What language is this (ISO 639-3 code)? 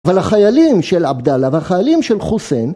heb